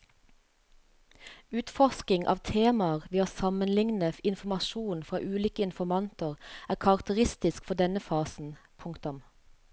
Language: Norwegian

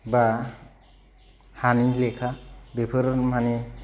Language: Bodo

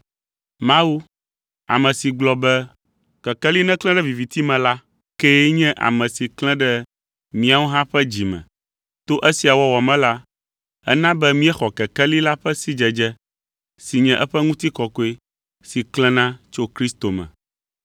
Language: Ewe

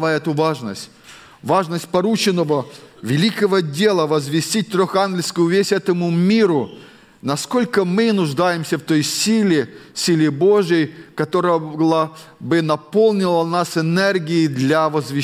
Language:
Russian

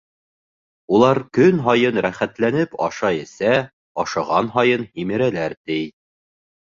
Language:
Bashkir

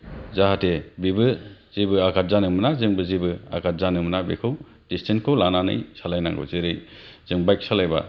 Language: Bodo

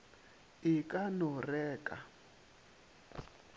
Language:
Northern Sotho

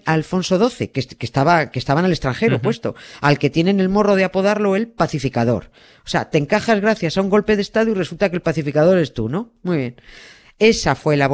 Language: Spanish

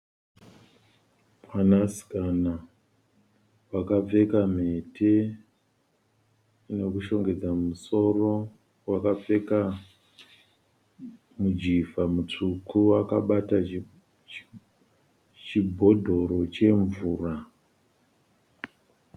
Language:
Shona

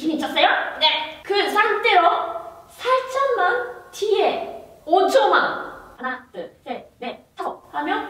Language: Korean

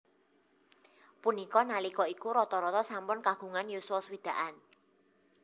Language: Javanese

